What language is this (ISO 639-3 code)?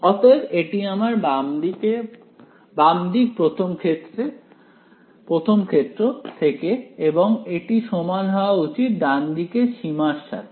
ben